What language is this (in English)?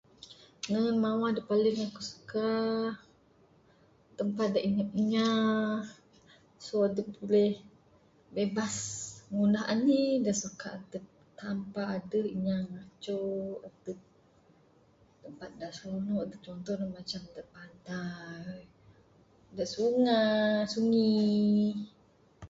Bukar-Sadung Bidayuh